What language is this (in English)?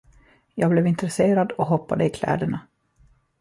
Swedish